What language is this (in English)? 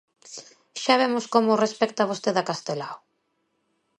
Galician